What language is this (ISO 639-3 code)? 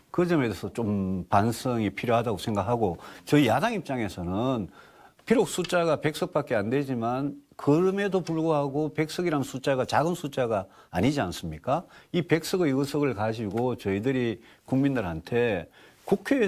kor